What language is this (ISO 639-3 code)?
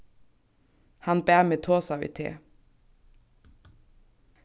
fao